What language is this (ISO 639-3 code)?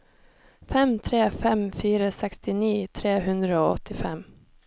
nor